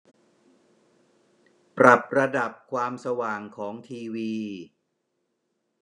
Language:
Thai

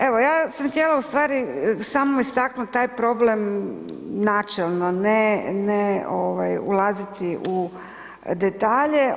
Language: Croatian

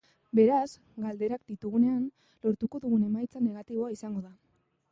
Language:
Basque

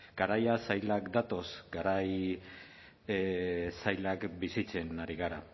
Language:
Basque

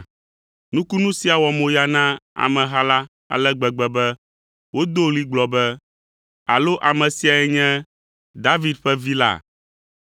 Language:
Ewe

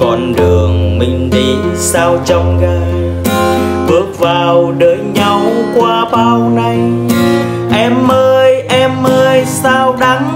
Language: Vietnamese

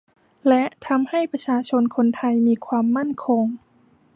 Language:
Thai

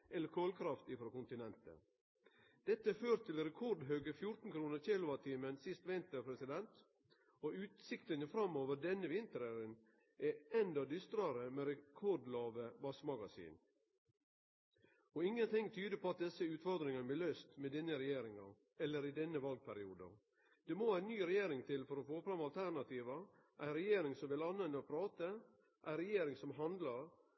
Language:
Norwegian Nynorsk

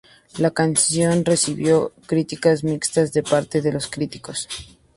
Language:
Spanish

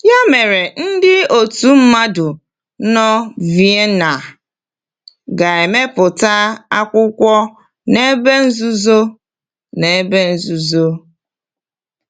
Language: Igbo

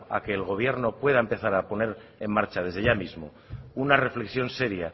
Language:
Spanish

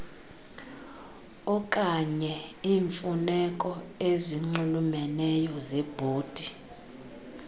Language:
Xhosa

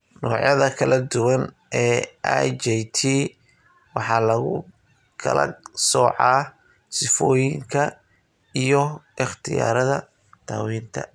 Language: Somali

